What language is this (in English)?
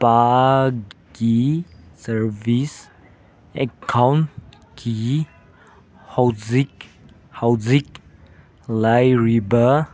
Manipuri